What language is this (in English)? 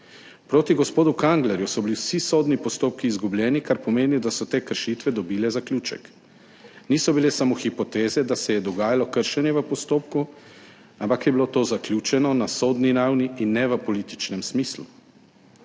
Slovenian